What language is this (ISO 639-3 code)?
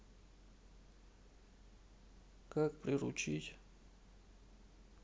rus